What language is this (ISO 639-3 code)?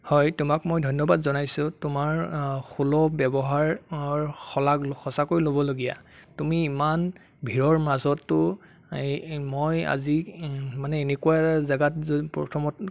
asm